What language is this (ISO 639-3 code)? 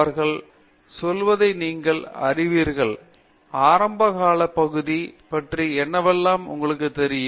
tam